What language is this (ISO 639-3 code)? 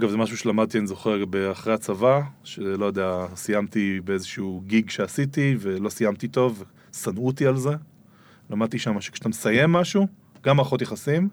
heb